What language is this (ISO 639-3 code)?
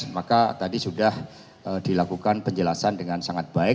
ind